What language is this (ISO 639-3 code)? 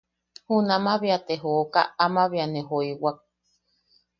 yaq